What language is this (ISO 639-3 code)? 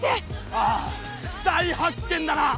jpn